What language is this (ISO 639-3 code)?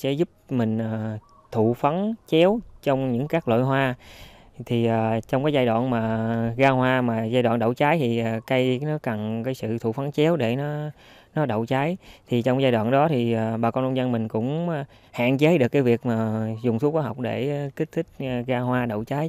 vie